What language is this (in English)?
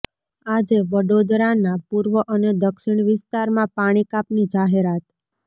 Gujarati